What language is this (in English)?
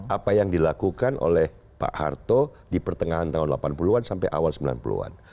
Indonesian